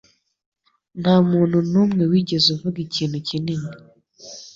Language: Kinyarwanda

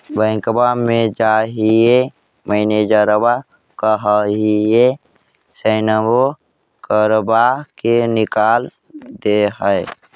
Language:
Magahi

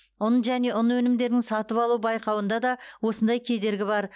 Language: Kazakh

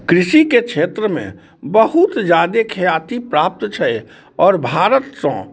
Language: Maithili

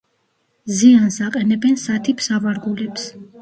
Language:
Georgian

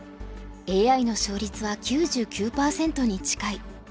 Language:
Japanese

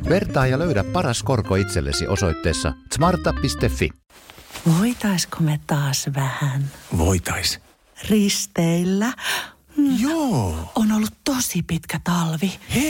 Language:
Finnish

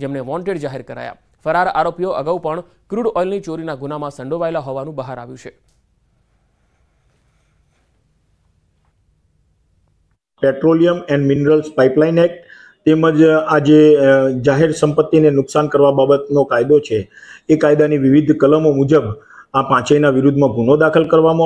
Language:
Hindi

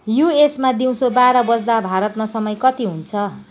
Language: Nepali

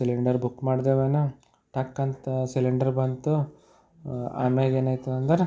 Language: Kannada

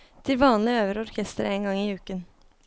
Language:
Norwegian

